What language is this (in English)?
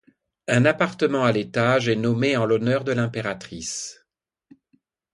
French